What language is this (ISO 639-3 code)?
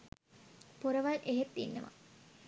sin